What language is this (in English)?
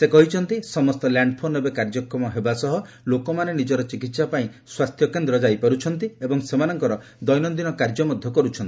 Odia